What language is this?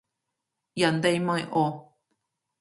Cantonese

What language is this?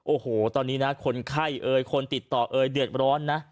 Thai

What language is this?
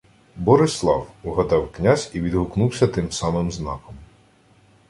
Ukrainian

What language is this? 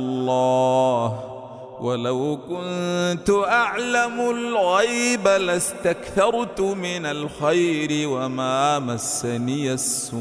Arabic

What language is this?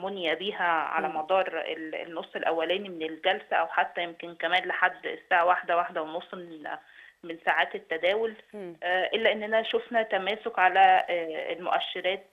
Arabic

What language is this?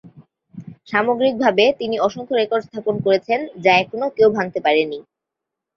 Bangla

